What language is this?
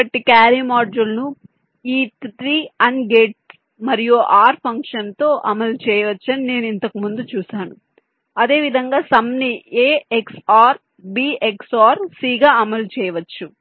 Telugu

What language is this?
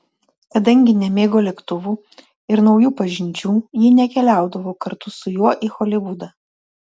Lithuanian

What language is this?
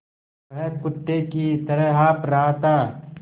Hindi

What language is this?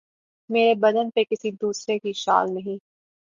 Urdu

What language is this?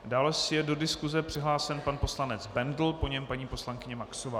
Czech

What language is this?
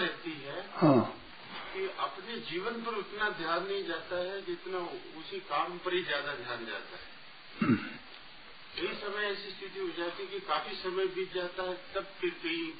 Hindi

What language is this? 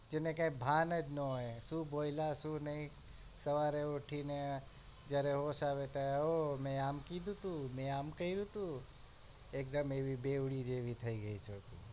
Gujarati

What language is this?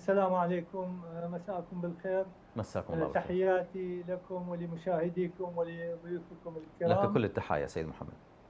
Arabic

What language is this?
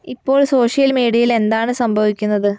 Malayalam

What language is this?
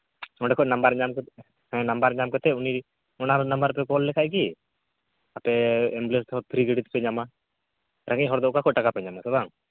Santali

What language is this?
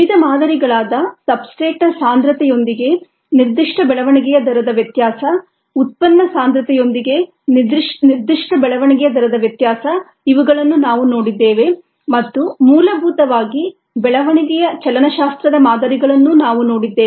Kannada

